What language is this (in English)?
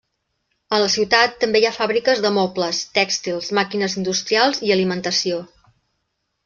Catalan